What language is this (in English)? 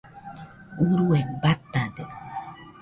Nüpode Huitoto